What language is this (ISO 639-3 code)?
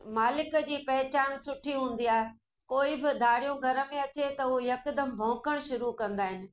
snd